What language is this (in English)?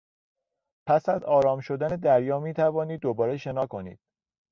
Persian